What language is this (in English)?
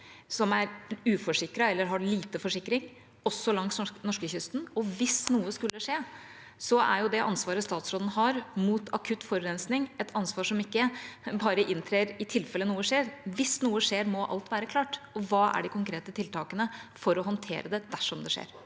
Norwegian